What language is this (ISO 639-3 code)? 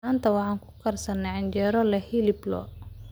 som